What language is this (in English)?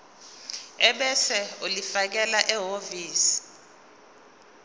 Zulu